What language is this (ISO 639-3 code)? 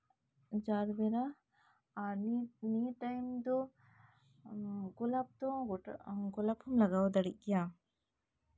sat